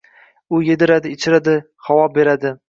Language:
Uzbek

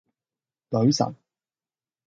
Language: Cantonese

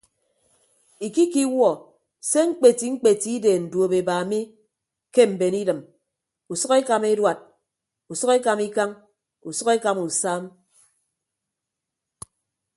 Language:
Ibibio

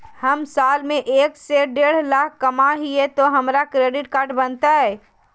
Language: Magahi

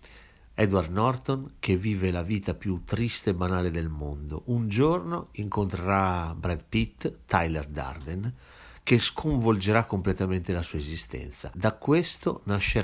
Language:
Italian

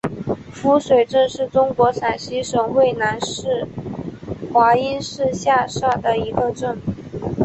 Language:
Chinese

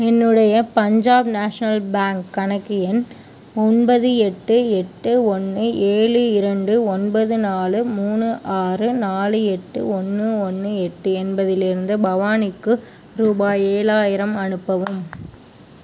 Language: Tamil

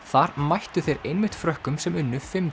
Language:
Icelandic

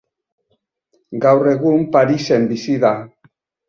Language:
Basque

